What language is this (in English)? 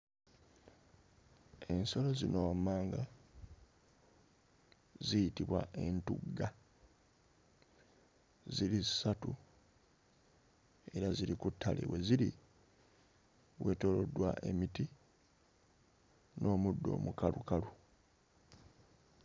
Ganda